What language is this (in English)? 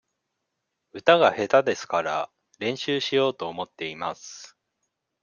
Japanese